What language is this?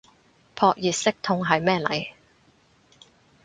Cantonese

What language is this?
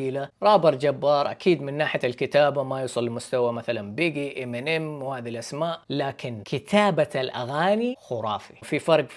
Arabic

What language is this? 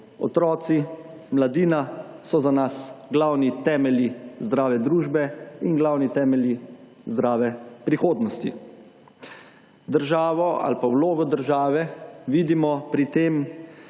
Slovenian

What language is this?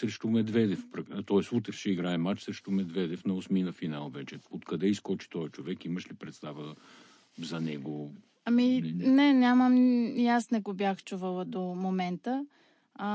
Bulgarian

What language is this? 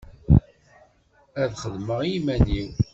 Kabyle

